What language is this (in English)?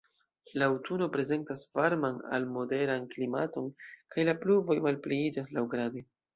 Esperanto